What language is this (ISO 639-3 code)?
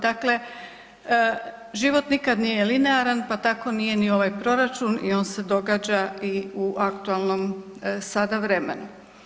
hrv